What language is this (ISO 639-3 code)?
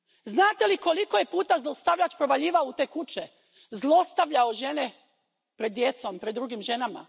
hrv